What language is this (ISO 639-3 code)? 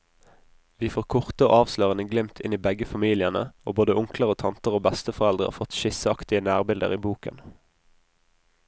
nor